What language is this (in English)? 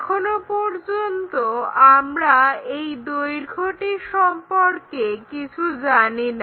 Bangla